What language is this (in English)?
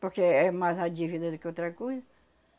Portuguese